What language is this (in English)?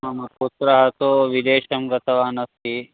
Sanskrit